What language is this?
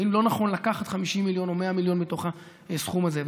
Hebrew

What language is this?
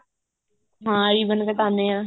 Punjabi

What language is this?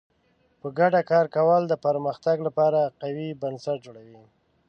Pashto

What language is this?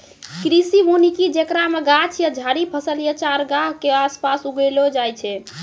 Maithili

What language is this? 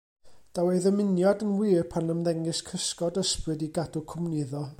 Welsh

